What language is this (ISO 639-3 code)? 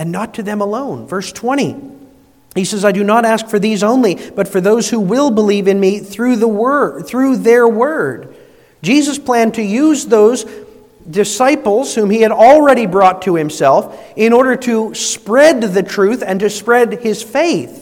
eng